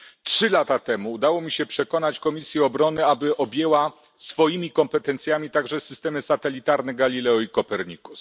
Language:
Polish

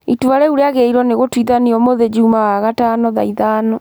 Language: Kikuyu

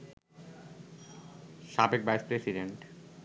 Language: Bangla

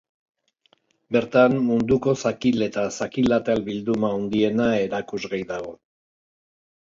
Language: Basque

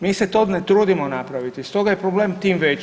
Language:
Croatian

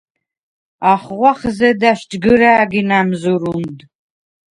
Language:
Svan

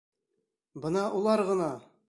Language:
Bashkir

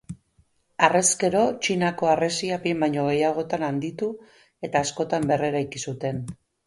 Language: Basque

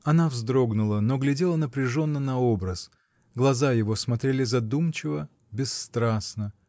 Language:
Russian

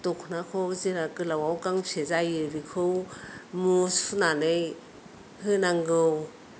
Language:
Bodo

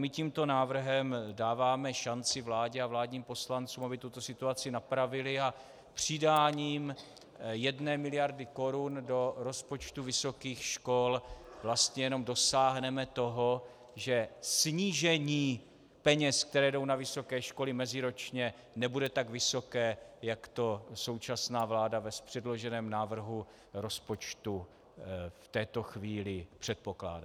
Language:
Czech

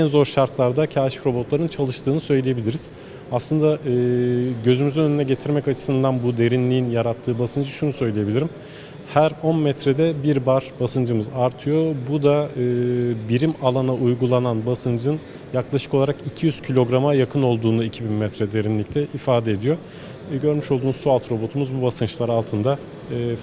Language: Turkish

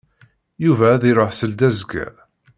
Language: Kabyle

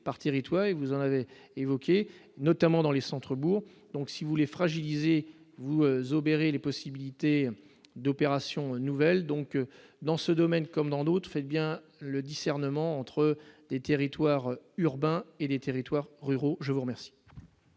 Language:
French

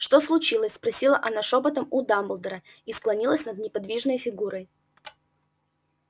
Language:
Russian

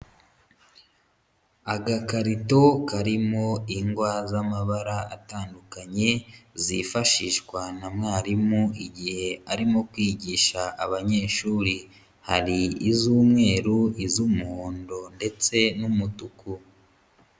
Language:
Kinyarwanda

